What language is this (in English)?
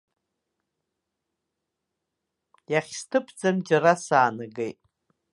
Abkhazian